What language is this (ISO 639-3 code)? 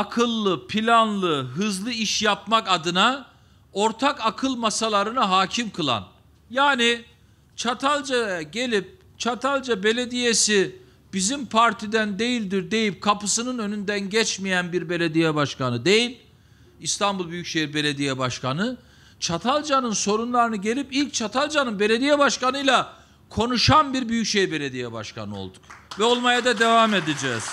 tur